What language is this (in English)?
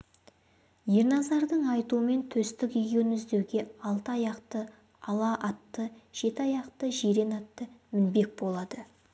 Kazakh